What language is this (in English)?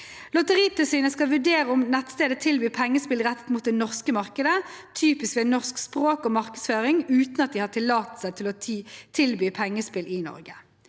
Norwegian